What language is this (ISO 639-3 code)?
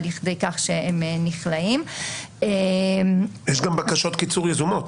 heb